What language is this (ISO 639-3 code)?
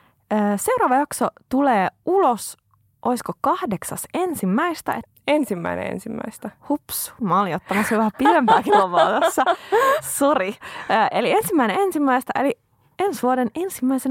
fin